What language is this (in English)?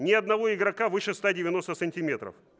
Russian